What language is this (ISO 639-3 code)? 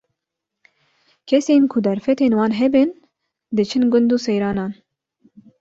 kur